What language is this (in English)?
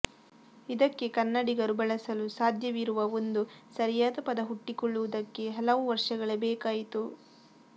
Kannada